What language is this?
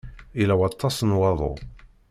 Kabyle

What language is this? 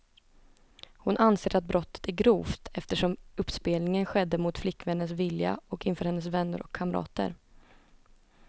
Swedish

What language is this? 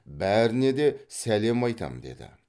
Kazakh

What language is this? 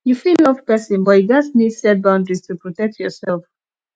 Nigerian Pidgin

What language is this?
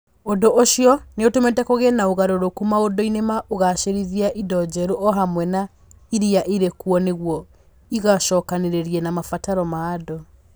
Kikuyu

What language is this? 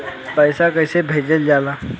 Bhojpuri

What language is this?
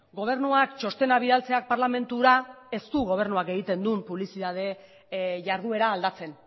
Basque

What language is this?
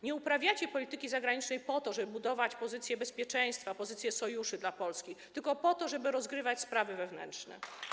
Polish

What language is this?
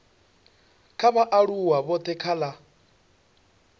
Venda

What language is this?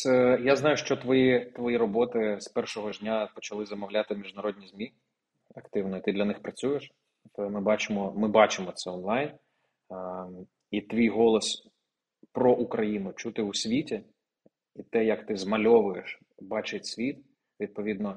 Ukrainian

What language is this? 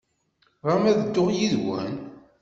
Kabyle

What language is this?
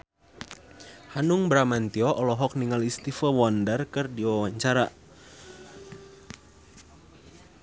Sundanese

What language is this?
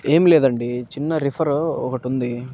Telugu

